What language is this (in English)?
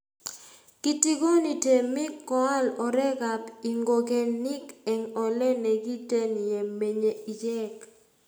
Kalenjin